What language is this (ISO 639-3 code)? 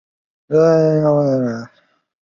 zho